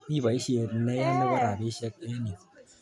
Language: Kalenjin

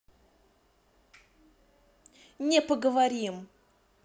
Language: Russian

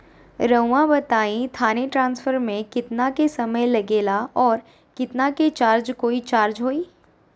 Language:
Magahi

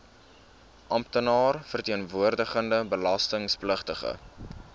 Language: Afrikaans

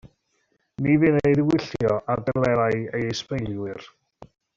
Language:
Welsh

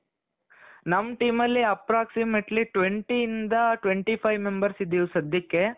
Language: Kannada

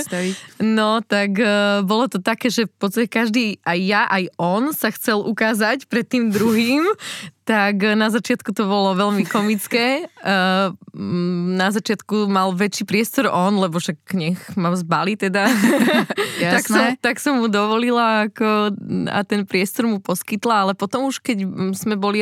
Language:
Slovak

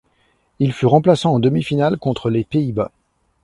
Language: French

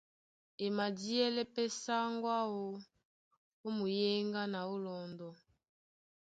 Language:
Duala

